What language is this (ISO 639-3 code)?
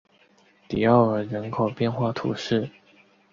zho